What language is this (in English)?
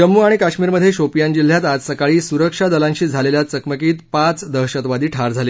Marathi